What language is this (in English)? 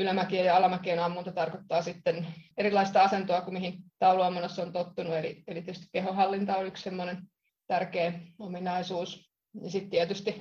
Finnish